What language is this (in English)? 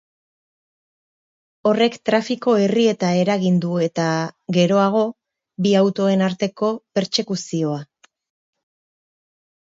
Basque